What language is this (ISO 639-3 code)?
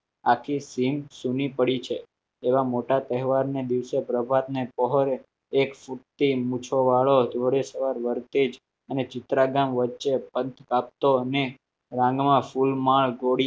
guj